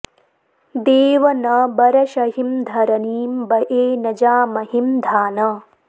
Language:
Sanskrit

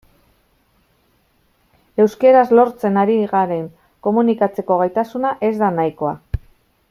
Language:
Basque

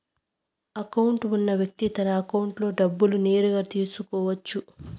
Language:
Telugu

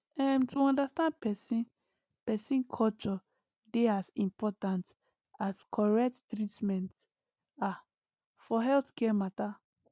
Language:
Nigerian Pidgin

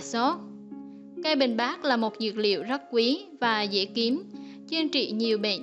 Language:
Vietnamese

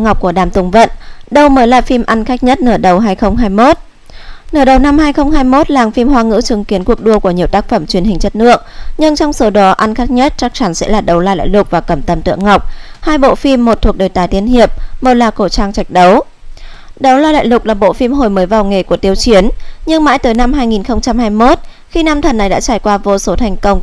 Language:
Vietnamese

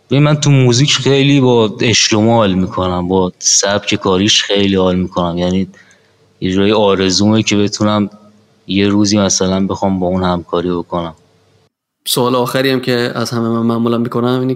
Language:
Persian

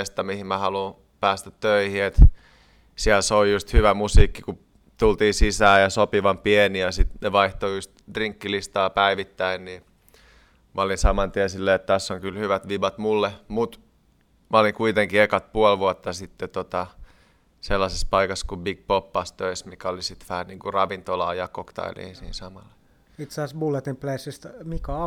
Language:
Finnish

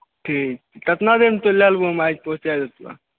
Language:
Maithili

